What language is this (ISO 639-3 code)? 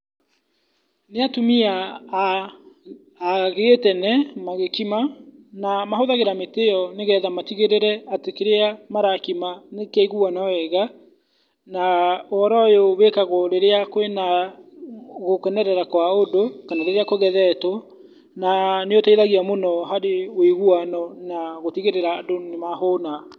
kik